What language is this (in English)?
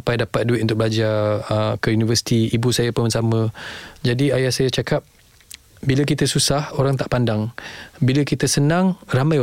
Malay